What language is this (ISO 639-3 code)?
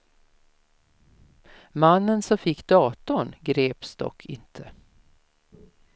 swe